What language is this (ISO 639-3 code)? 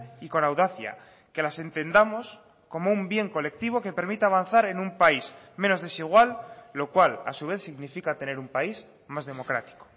spa